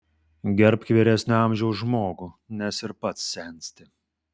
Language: Lithuanian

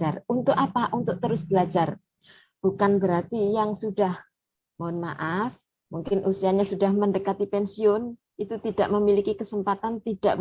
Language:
Indonesian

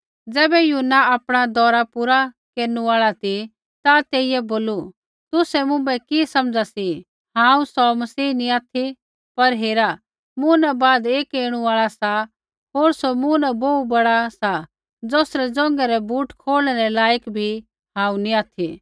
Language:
Kullu Pahari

